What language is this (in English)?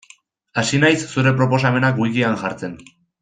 Basque